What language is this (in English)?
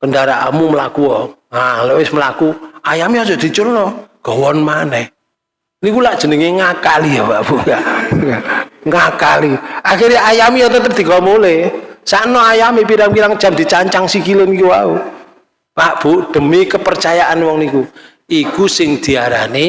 Indonesian